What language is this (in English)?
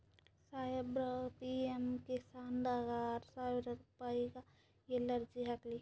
Kannada